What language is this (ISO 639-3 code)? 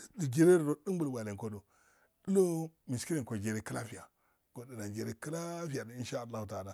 aal